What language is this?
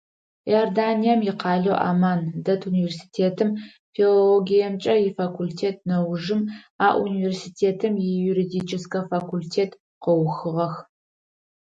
Adyghe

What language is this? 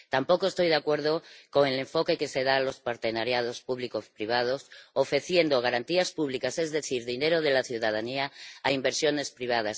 Spanish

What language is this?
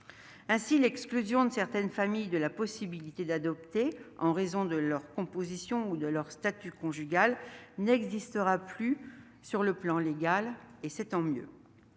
French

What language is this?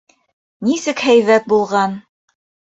Bashkir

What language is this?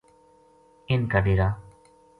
Gujari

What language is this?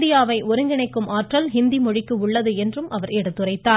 Tamil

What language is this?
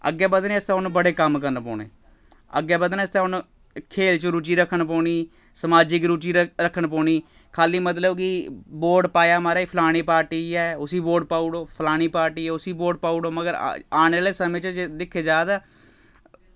Dogri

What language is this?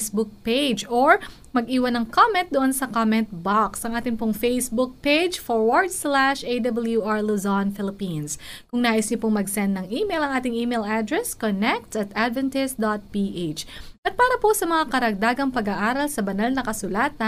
Filipino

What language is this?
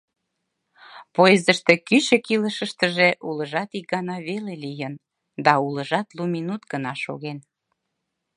Mari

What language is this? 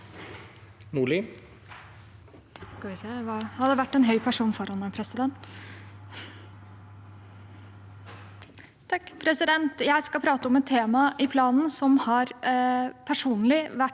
Norwegian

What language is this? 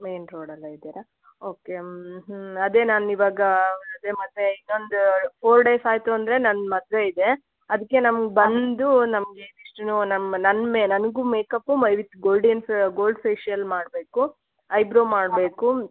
Kannada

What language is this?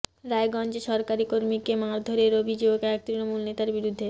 Bangla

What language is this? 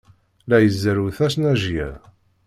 Kabyle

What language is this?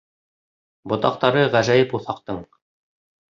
Bashkir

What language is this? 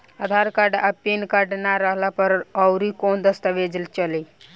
Bhojpuri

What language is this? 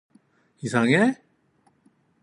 Korean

